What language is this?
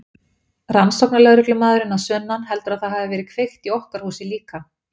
Icelandic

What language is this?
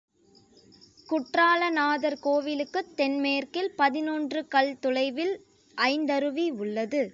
Tamil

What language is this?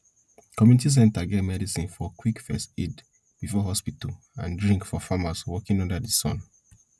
Nigerian Pidgin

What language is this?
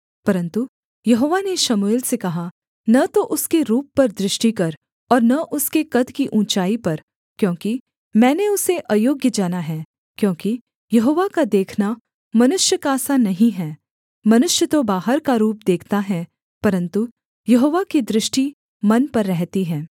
Hindi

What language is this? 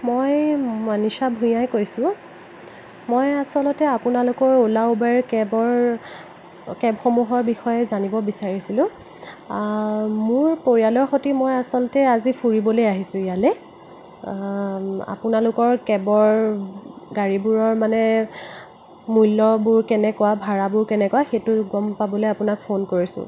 Assamese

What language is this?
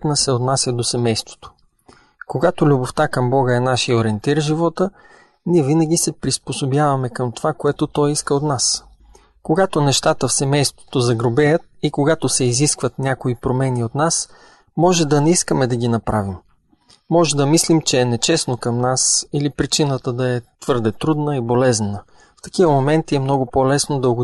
Bulgarian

